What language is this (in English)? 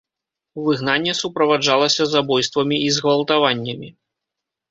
Belarusian